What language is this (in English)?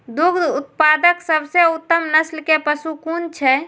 Maithili